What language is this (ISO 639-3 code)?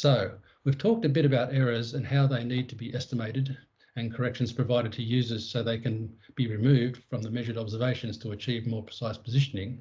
eng